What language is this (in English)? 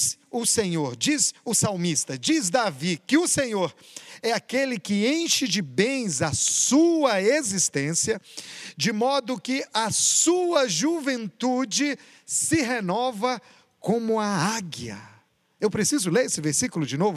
Portuguese